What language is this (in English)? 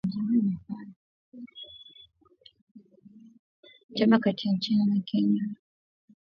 Swahili